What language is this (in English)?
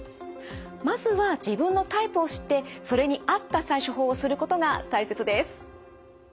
Japanese